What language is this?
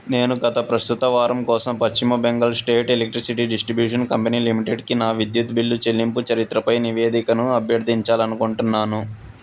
Telugu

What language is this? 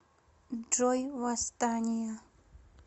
Russian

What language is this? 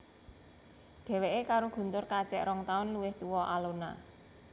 Javanese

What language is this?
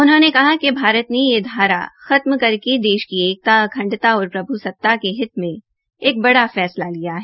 Hindi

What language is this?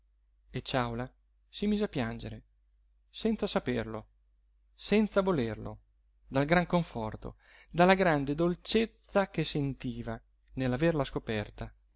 Italian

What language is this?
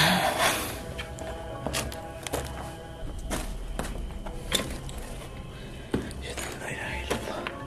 Turkish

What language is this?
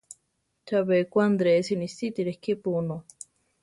Central Tarahumara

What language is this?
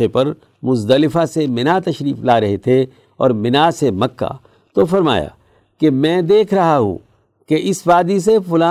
Urdu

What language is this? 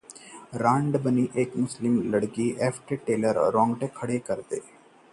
Hindi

